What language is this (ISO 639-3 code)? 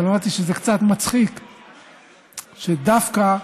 heb